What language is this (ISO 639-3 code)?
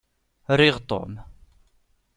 kab